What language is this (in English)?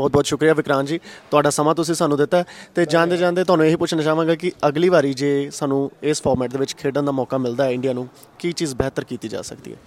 Punjabi